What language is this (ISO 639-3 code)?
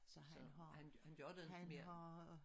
dan